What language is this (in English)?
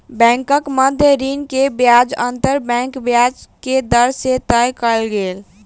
Maithili